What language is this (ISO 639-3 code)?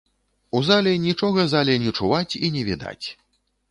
bel